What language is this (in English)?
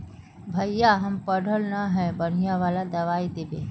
Magahi